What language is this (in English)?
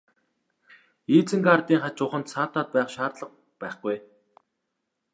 Mongolian